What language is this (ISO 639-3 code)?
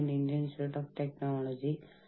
mal